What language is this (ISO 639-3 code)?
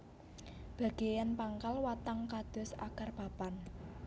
jav